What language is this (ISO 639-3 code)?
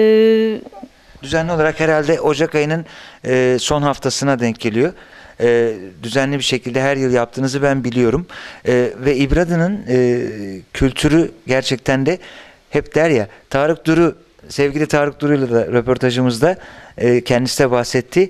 tur